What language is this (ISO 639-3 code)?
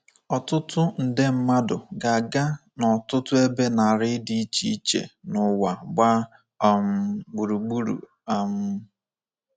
ibo